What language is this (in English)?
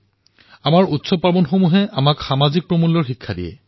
Assamese